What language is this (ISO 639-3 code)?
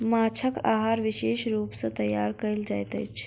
mai